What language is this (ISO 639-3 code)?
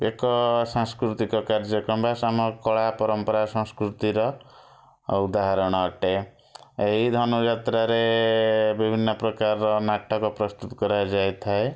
ori